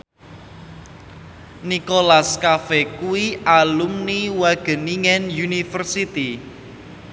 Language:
Javanese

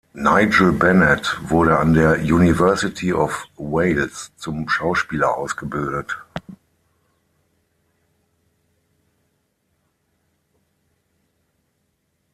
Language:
German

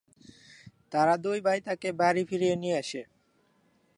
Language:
Bangla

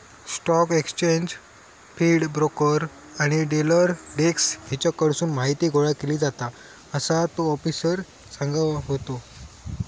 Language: Marathi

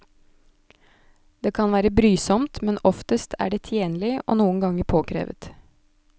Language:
Norwegian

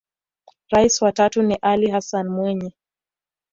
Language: Swahili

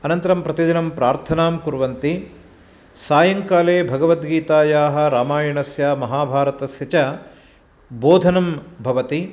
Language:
Sanskrit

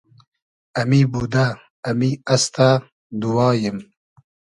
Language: Hazaragi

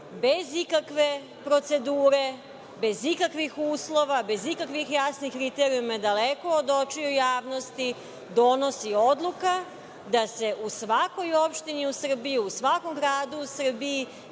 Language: Serbian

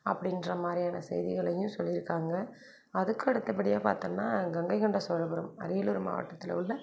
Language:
Tamil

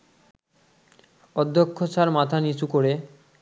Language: Bangla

